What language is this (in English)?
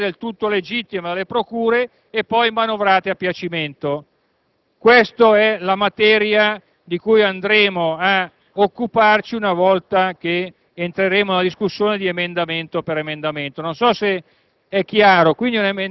Italian